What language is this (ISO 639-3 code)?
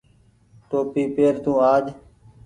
gig